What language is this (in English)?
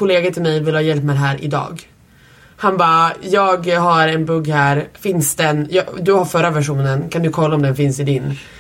Swedish